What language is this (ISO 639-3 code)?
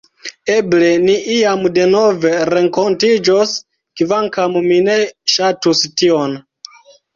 epo